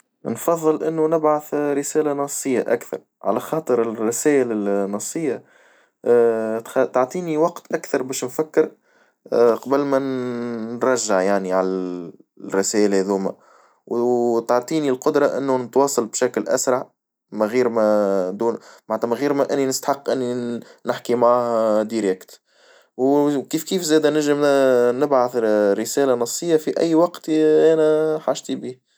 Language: Tunisian Arabic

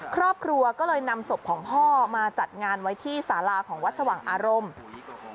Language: Thai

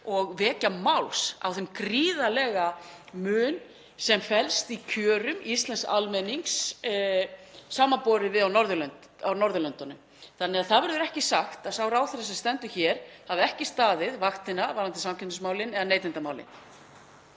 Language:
Icelandic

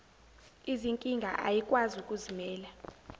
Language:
Zulu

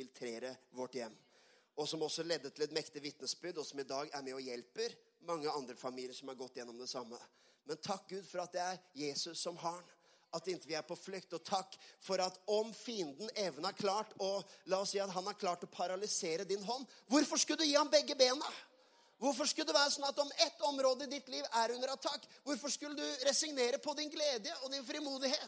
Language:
Swedish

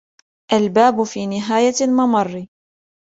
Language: Arabic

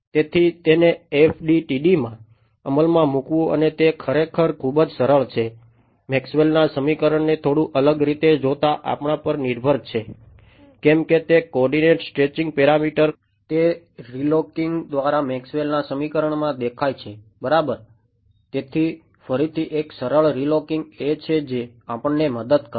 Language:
Gujarati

